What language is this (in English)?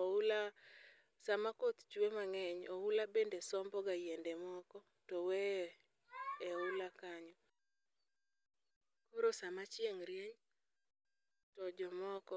Luo (Kenya and Tanzania)